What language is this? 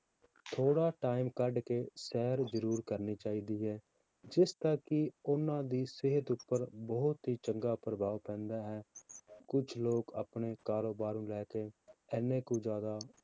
Punjabi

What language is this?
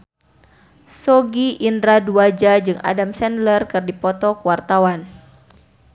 Sundanese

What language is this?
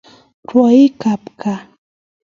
Kalenjin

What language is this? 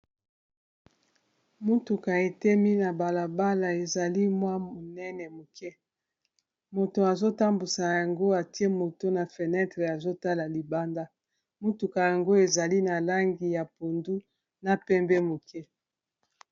Lingala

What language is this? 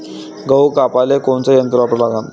Marathi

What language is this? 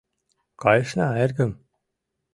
Mari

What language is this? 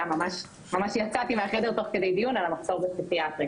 Hebrew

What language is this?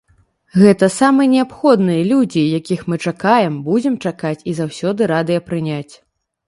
Belarusian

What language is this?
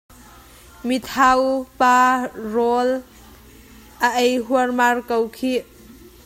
Hakha Chin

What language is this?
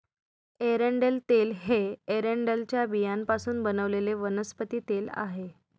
Marathi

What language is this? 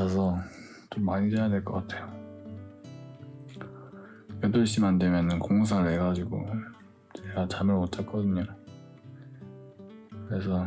Korean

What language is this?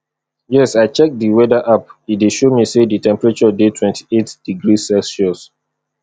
Nigerian Pidgin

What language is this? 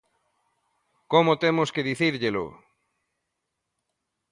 Galician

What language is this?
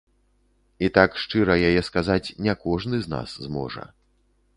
Belarusian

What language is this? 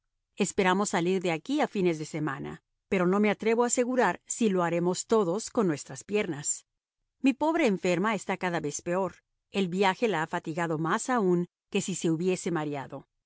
Spanish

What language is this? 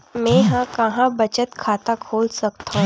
Chhattisgarhi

